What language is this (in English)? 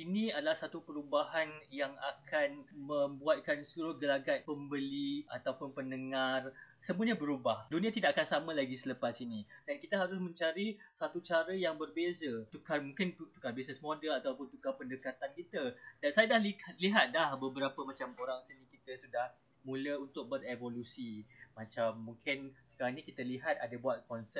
Malay